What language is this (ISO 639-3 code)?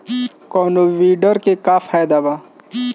bho